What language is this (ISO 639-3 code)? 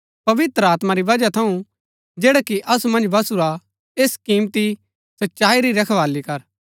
gbk